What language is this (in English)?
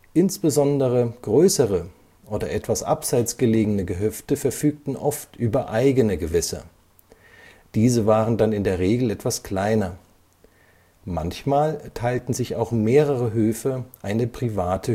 German